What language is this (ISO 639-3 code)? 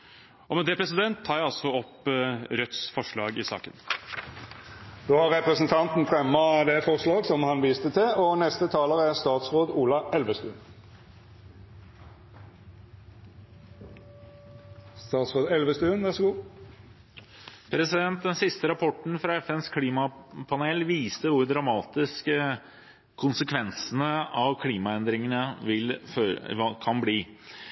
nor